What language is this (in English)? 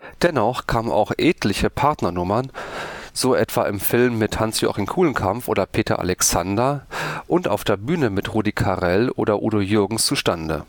German